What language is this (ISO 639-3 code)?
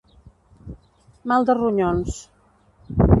cat